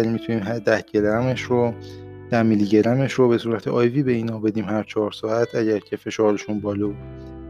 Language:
Persian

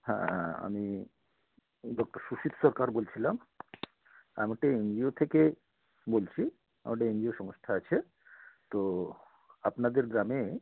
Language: Bangla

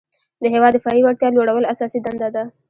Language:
Pashto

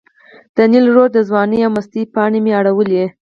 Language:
Pashto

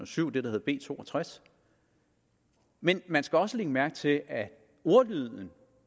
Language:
Danish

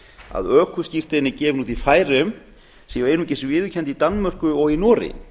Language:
Icelandic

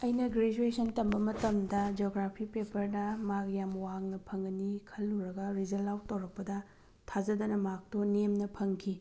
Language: Manipuri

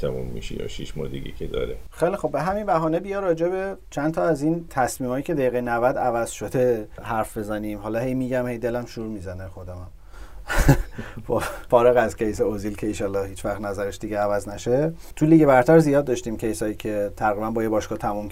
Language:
Persian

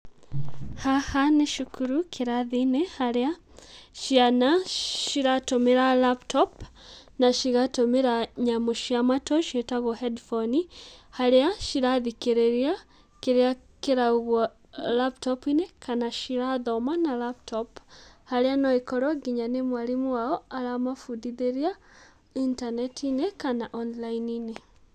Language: Kikuyu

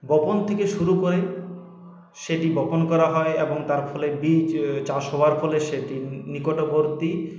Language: Bangla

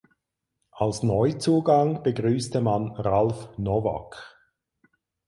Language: German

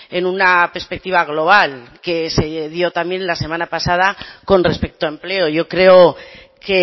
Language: Spanish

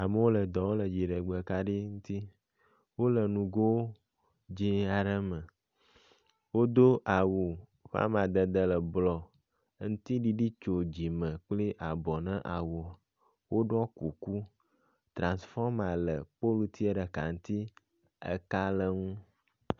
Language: Ewe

